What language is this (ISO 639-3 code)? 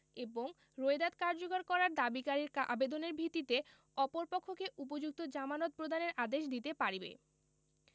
ben